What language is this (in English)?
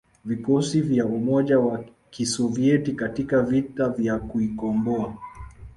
Swahili